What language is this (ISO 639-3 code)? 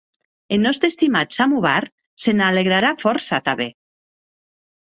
oci